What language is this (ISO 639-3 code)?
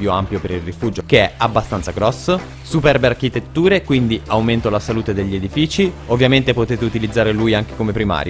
ita